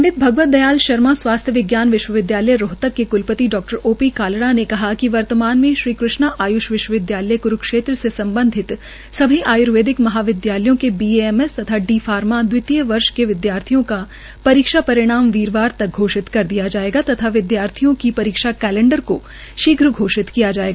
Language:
Hindi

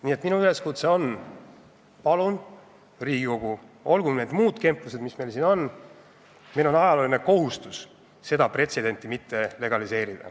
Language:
Estonian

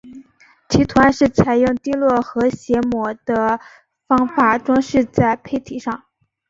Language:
Chinese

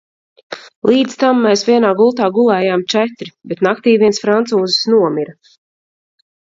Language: Latvian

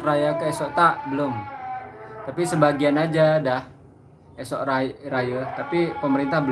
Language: Indonesian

